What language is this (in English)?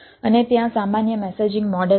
Gujarati